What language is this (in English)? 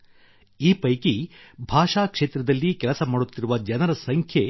Kannada